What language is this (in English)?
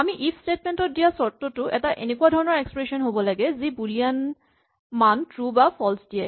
Assamese